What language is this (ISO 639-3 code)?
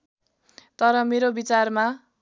nep